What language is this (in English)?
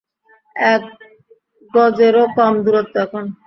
Bangla